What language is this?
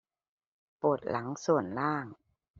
Thai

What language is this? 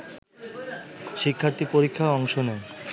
Bangla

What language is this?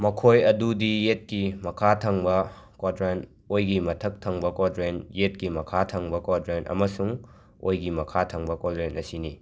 Manipuri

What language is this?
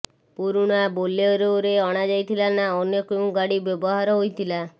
Odia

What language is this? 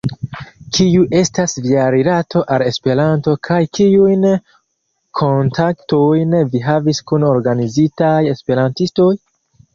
Esperanto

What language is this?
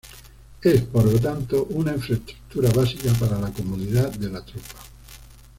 Spanish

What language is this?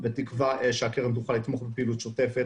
Hebrew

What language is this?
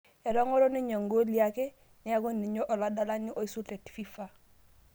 Masai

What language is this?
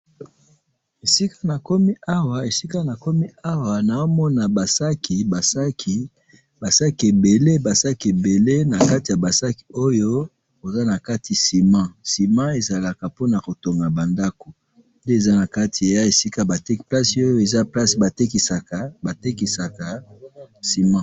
Lingala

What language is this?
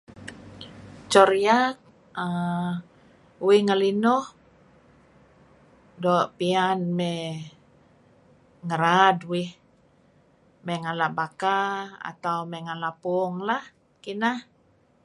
Kelabit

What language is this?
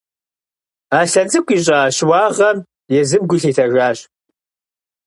Kabardian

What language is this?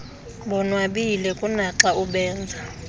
Xhosa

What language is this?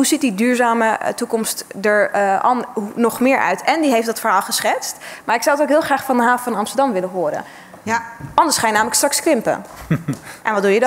Dutch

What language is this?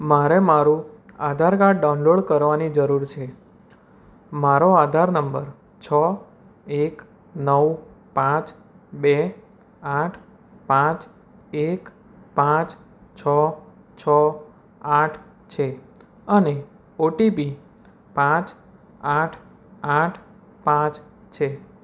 Gujarati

